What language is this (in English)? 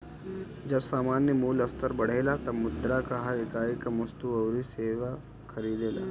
Bhojpuri